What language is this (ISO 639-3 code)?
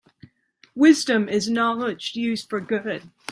eng